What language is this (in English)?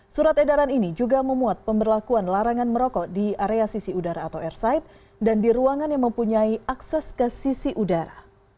Indonesian